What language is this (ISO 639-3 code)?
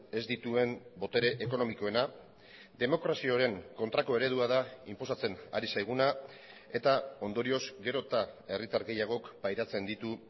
eus